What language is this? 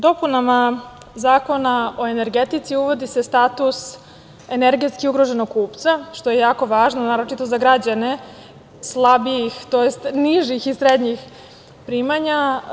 Serbian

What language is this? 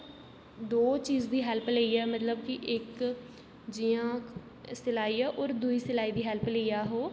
Dogri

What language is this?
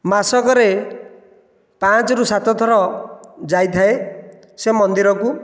Odia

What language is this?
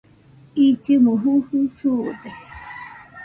Nüpode Huitoto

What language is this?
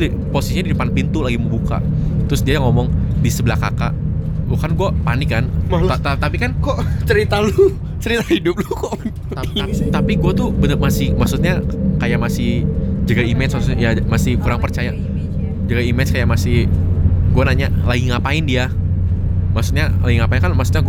Indonesian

